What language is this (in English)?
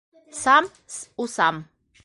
Bashkir